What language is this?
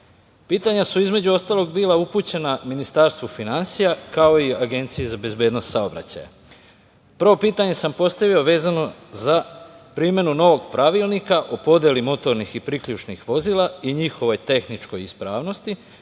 Serbian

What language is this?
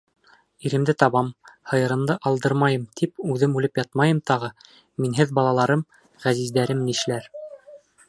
Bashkir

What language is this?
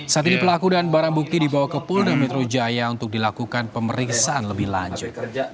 Indonesian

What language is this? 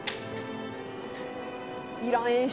Japanese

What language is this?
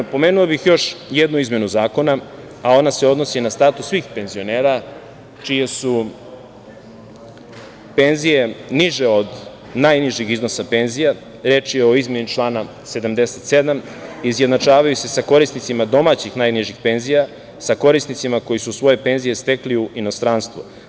Serbian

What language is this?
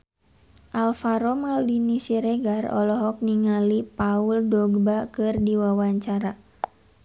Sundanese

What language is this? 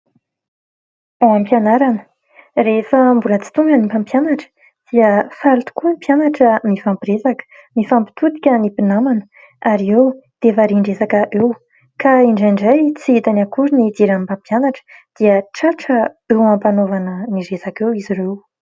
Malagasy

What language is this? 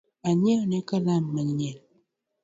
Luo (Kenya and Tanzania)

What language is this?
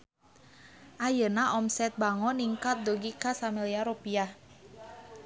Sundanese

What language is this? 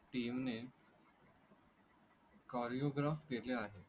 Marathi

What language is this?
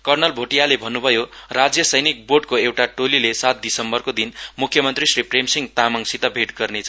Nepali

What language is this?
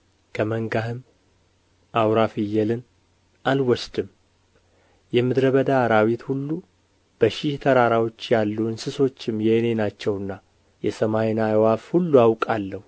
Amharic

